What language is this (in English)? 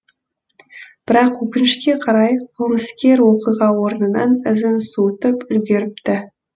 Kazakh